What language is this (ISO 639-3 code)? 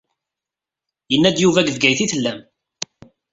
kab